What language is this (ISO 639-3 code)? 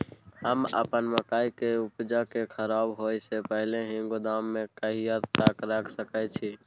mai